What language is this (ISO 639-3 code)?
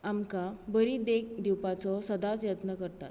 kok